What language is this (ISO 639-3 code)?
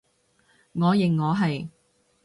yue